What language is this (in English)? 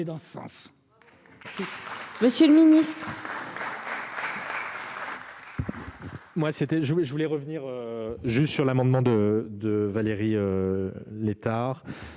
French